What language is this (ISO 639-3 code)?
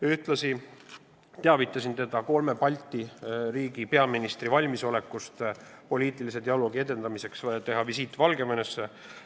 est